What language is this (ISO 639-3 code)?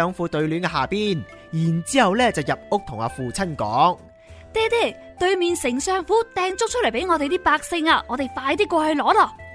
zho